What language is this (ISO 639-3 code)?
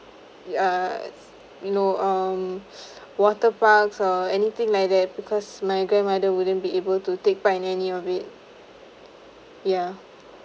eng